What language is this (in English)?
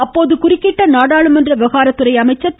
Tamil